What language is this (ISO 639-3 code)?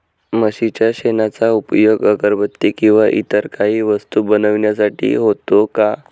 mar